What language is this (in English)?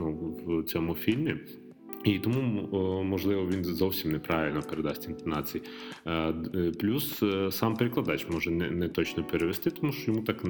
Ukrainian